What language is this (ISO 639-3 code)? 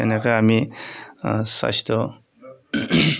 asm